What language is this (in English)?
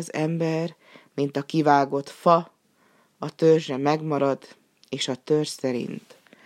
Hungarian